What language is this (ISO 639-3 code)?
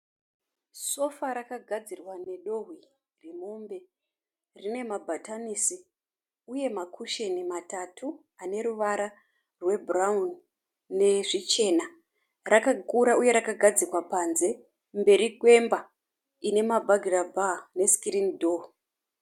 sna